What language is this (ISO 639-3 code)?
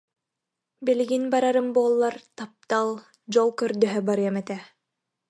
sah